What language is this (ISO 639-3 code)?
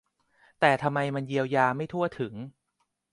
tha